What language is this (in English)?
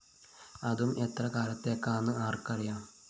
Malayalam